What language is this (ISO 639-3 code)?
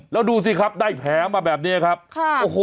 tha